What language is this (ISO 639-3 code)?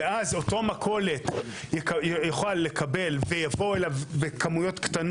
heb